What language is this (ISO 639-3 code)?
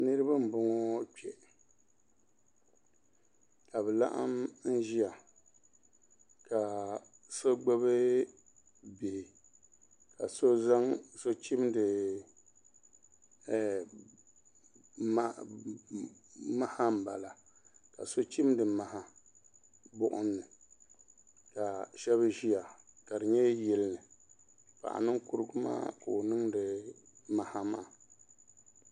dag